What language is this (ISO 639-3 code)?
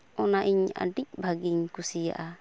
sat